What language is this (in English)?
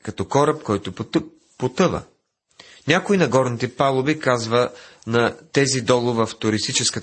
Bulgarian